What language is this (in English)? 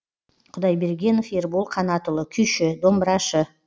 Kazakh